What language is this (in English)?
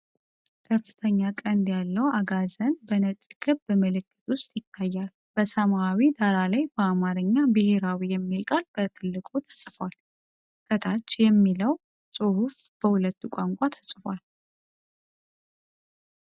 Amharic